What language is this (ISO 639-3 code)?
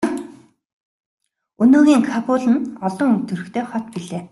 mon